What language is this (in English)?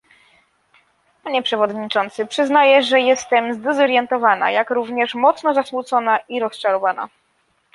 Polish